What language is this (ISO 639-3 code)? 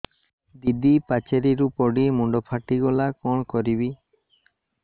ori